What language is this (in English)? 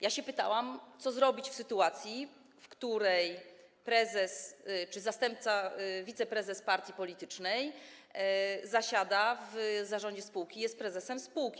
Polish